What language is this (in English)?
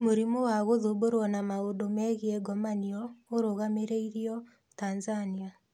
Kikuyu